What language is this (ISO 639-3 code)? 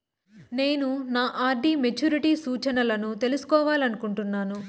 tel